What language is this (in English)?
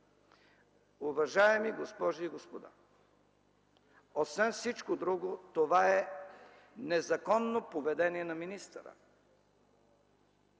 Bulgarian